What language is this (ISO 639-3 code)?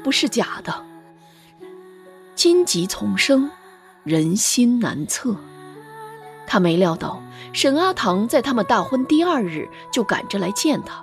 zho